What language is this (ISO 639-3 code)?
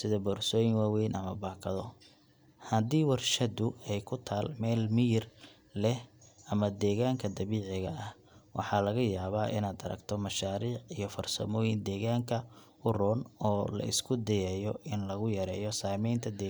som